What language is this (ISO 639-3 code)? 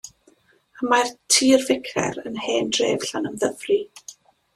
cym